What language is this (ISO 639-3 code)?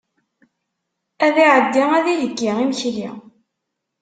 kab